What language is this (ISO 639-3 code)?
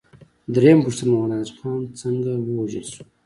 pus